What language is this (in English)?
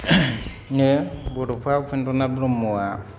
Bodo